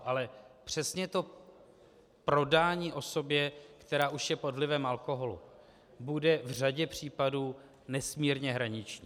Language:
Czech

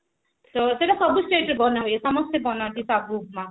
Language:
Odia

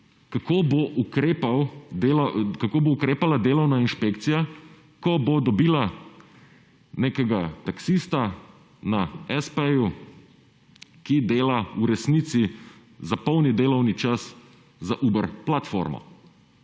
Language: Slovenian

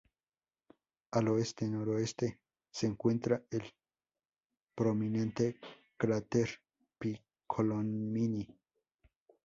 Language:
Spanish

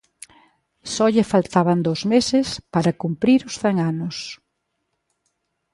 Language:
Galician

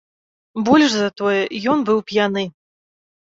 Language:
Belarusian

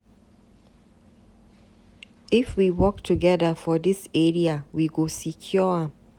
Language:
Nigerian Pidgin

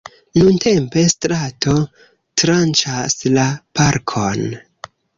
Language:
Esperanto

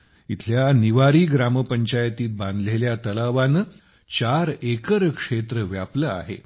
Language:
Marathi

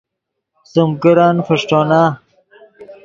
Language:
Yidgha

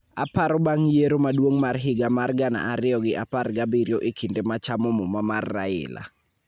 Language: Luo (Kenya and Tanzania)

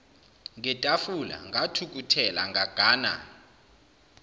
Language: Zulu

